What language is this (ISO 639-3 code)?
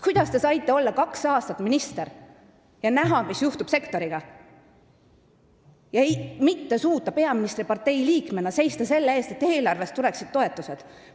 est